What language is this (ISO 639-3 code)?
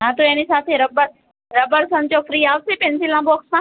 guj